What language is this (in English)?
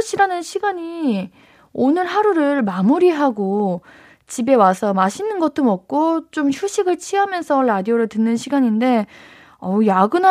Korean